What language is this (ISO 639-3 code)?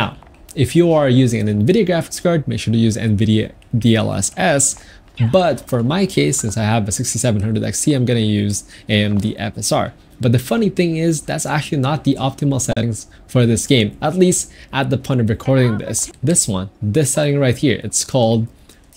eng